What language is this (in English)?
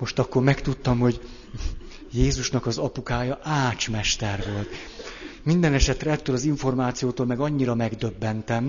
Hungarian